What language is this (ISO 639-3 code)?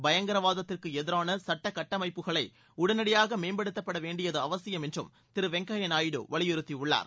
tam